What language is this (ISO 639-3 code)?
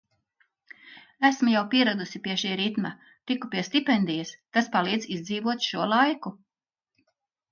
lav